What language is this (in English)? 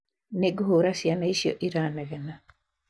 Kikuyu